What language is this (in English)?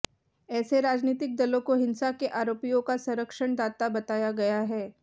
Hindi